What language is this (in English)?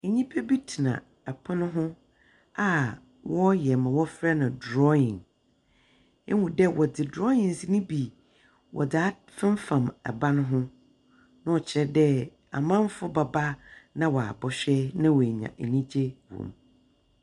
Akan